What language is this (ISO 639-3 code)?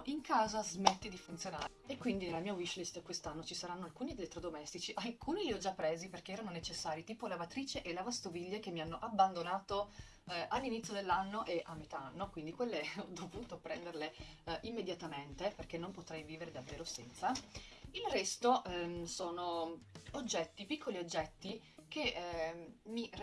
ita